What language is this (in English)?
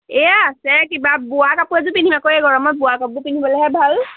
Assamese